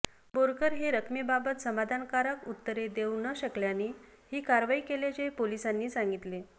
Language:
Marathi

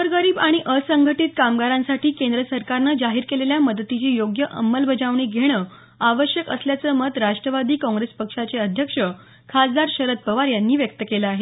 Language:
Marathi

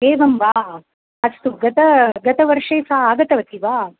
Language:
Sanskrit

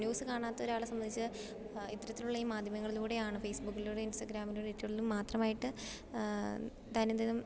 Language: Malayalam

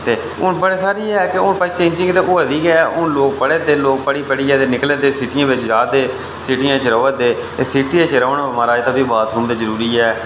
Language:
Dogri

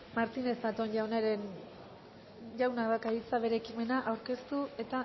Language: Basque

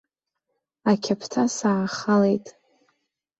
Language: Abkhazian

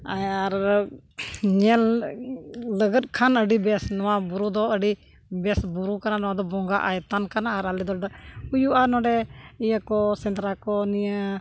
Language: Santali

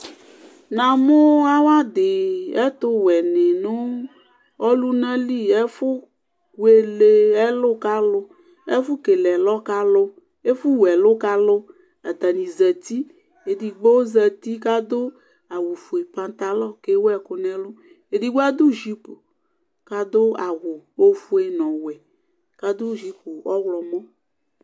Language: Ikposo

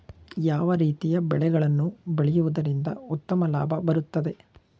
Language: Kannada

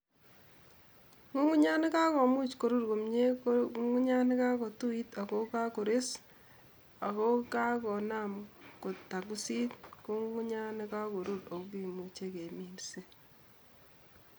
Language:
Kalenjin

